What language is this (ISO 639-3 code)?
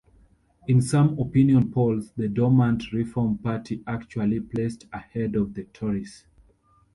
eng